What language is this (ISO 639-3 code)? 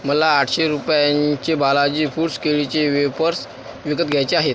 mar